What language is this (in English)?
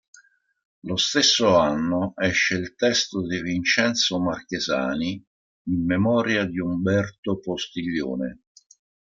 Italian